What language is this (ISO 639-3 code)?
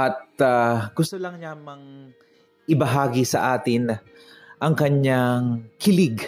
fil